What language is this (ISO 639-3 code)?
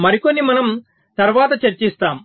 tel